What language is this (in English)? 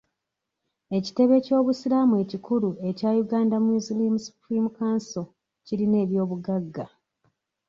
Ganda